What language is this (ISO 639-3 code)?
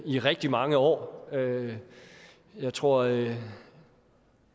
dan